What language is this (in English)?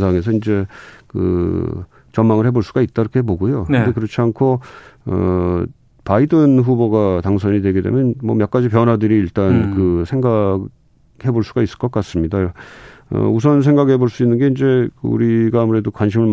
Korean